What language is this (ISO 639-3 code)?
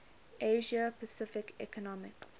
eng